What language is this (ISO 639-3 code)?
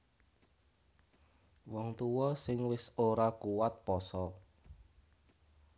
jav